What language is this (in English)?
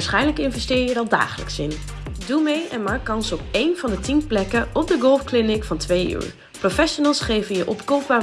Dutch